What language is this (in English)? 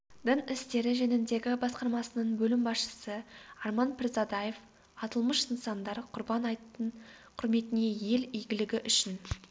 Kazakh